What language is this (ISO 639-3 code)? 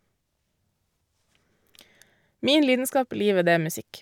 nor